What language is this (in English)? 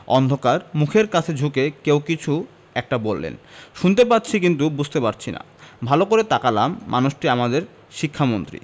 Bangla